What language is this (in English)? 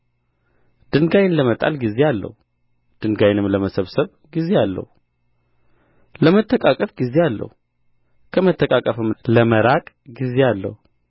Amharic